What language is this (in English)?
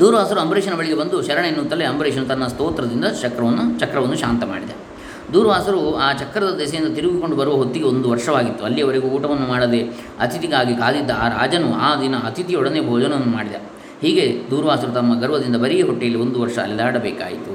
Kannada